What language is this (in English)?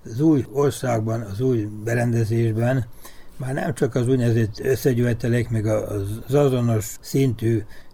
Hungarian